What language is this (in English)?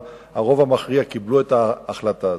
Hebrew